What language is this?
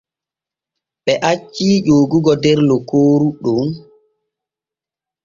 Borgu Fulfulde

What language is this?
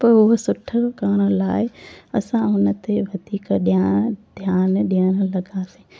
Sindhi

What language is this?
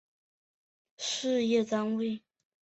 Chinese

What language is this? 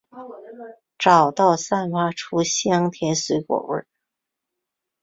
Chinese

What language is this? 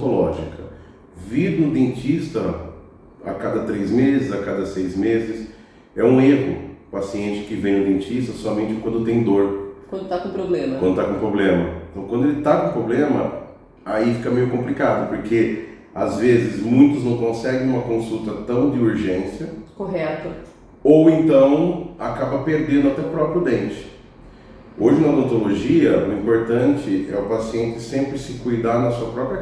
Portuguese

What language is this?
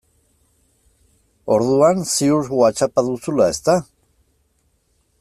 Basque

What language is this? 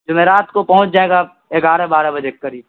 Urdu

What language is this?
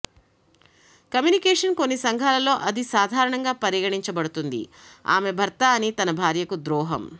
Telugu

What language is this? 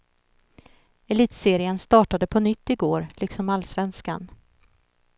Swedish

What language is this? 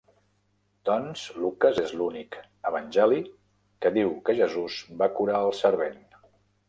Catalan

